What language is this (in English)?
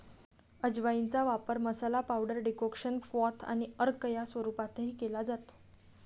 Marathi